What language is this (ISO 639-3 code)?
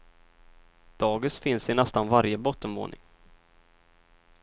swe